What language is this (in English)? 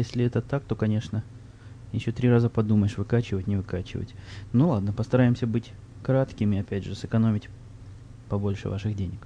Russian